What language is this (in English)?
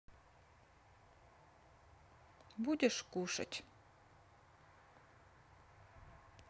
Russian